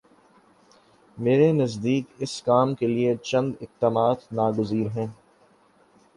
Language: Urdu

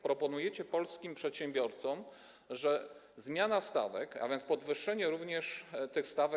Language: Polish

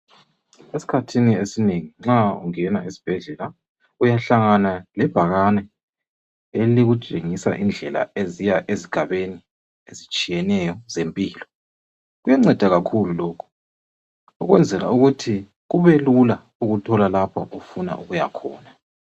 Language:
North Ndebele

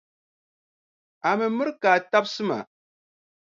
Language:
Dagbani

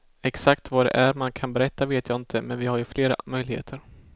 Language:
Swedish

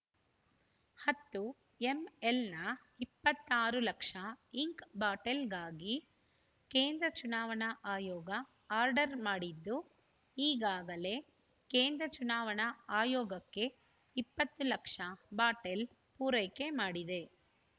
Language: Kannada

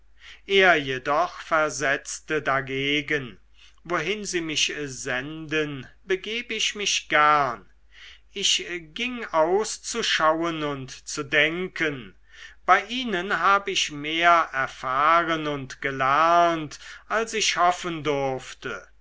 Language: German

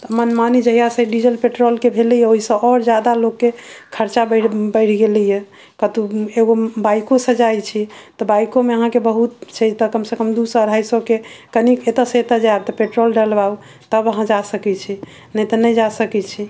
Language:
Maithili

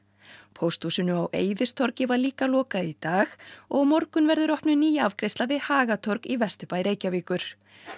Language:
Icelandic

